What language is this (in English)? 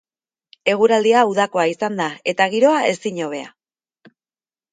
Basque